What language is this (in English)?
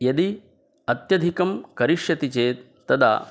Sanskrit